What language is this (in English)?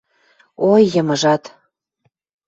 Western Mari